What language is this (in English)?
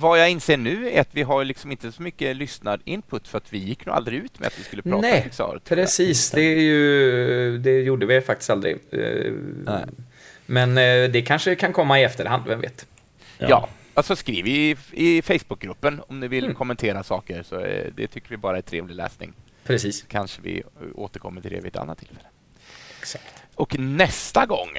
Swedish